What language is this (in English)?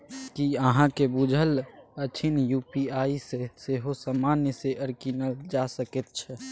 Maithili